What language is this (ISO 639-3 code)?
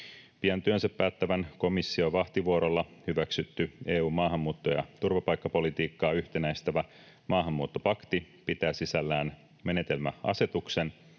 fin